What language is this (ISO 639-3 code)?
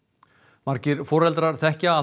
isl